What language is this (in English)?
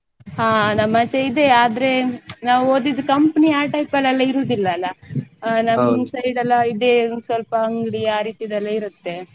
Kannada